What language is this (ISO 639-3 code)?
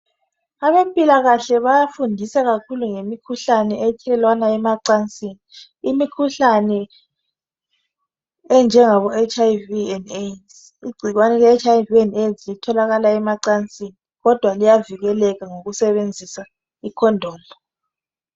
nde